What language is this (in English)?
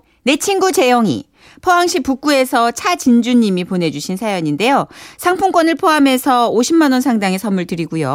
Korean